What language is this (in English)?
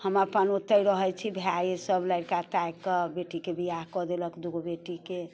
Maithili